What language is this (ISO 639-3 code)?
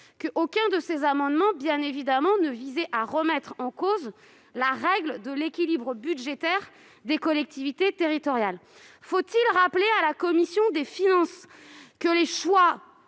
fra